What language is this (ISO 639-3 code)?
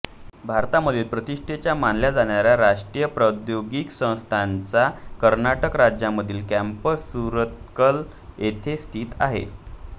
mar